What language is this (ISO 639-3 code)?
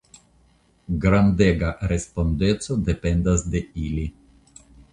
epo